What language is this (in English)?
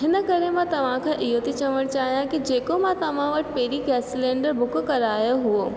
Sindhi